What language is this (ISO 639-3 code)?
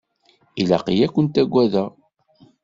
kab